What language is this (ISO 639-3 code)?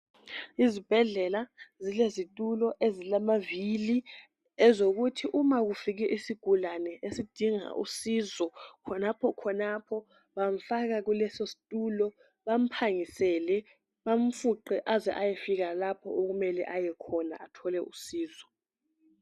nde